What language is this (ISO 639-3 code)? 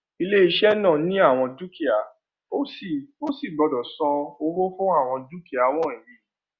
yor